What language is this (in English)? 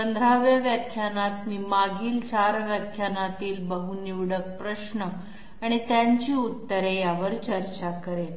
Marathi